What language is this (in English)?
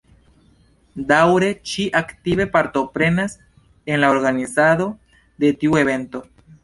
Esperanto